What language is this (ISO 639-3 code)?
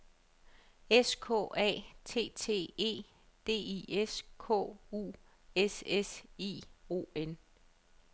dan